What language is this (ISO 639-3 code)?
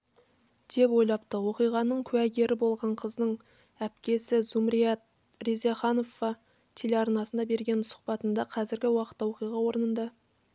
kaz